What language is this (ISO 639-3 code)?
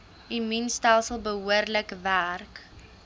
afr